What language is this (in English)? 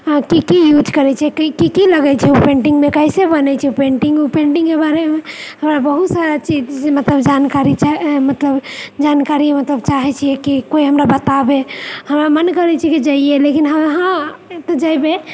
Maithili